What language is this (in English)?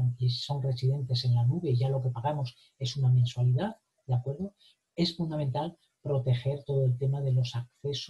Spanish